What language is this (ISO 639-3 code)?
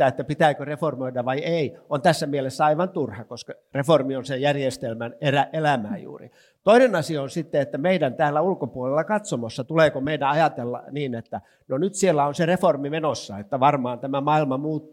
fin